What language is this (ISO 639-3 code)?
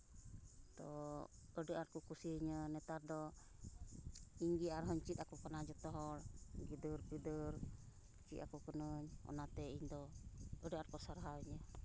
sat